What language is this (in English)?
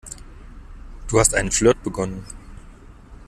German